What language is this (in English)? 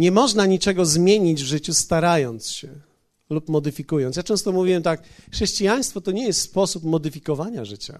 Polish